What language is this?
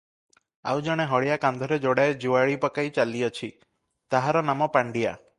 Odia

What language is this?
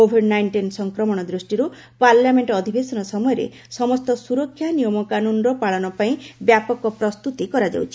Odia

